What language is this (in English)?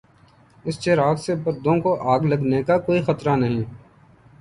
Urdu